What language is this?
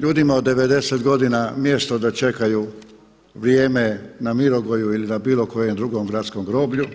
Croatian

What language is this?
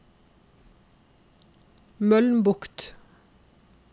Norwegian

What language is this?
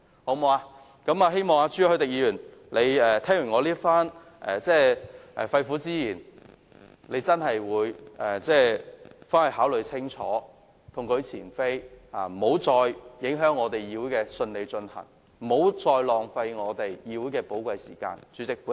Cantonese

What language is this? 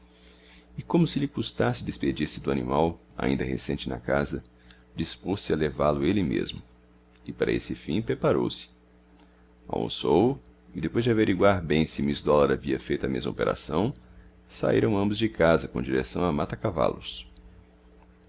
Portuguese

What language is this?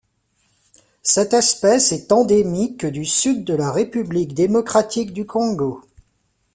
French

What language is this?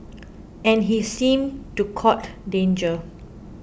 English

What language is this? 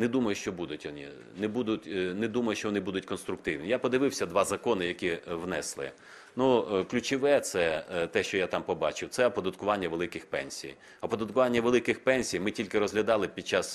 Ukrainian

